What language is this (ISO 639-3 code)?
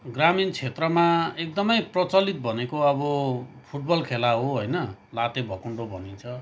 nep